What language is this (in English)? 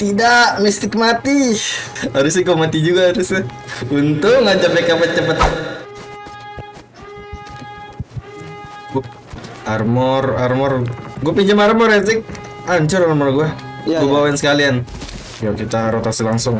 Indonesian